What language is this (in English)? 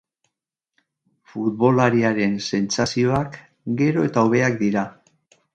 Basque